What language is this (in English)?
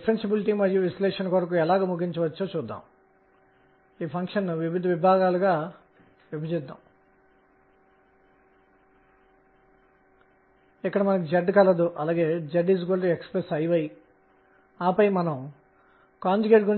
Telugu